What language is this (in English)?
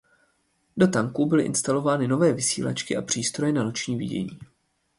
Czech